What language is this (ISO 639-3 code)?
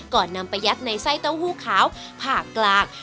tha